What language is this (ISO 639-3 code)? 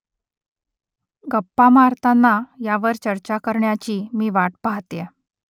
mar